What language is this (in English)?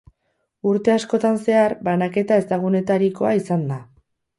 Basque